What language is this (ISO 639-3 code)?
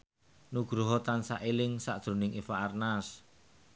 jav